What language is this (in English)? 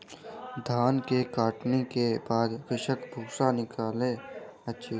Maithili